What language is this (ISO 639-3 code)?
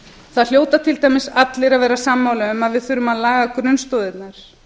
isl